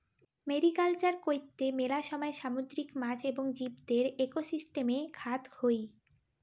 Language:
Bangla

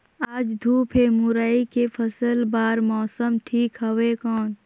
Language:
Chhattisgarhi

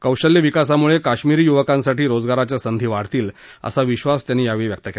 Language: Marathi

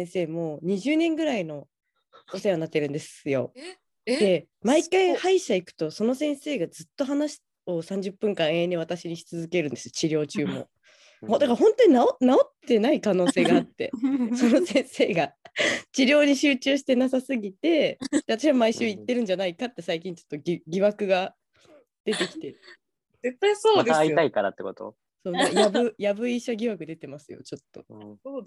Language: Japanese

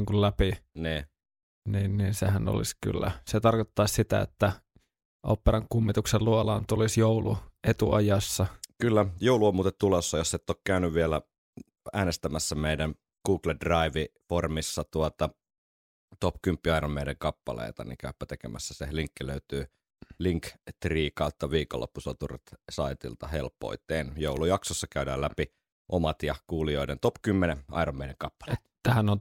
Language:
Finnish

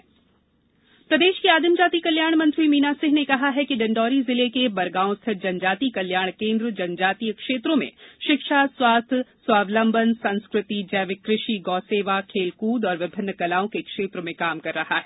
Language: Hindi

